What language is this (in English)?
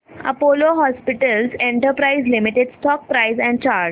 Marathi